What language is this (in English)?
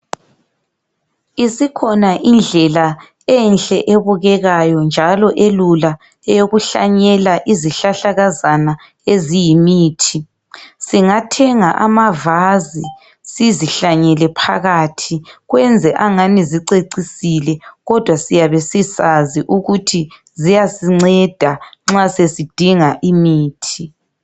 North Ndebele